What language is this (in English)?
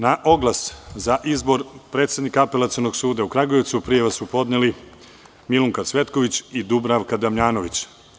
Serbian